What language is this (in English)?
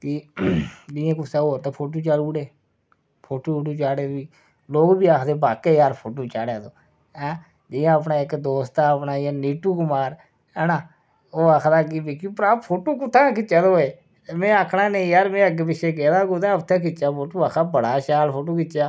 Dogri